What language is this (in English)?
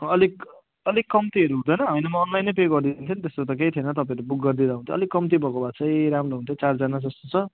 Nepali